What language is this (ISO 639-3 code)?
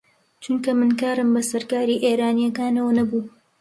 ckb